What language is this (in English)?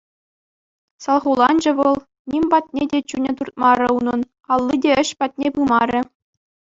Chuvash